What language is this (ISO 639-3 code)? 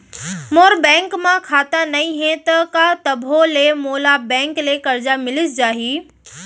hne